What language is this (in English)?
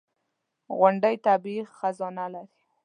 Pashto